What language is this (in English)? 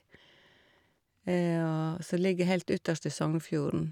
Norwegian